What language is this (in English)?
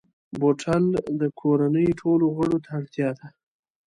Pashto